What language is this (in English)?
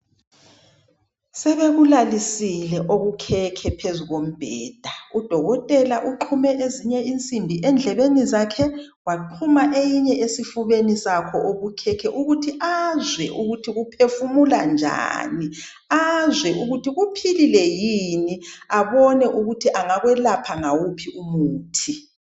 North Ndebele